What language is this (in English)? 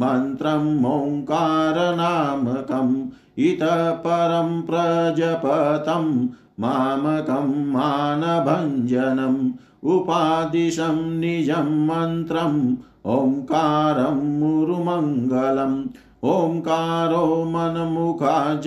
Hindi